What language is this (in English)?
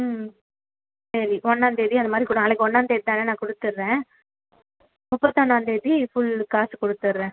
Tamil